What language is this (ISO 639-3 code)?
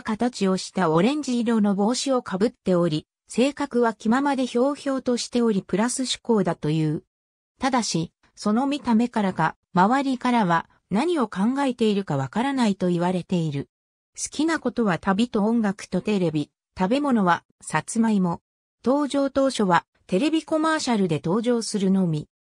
jpn